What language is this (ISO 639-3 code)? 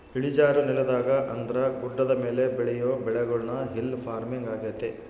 kan